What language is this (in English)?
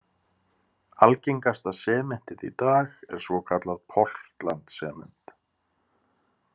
Icelandic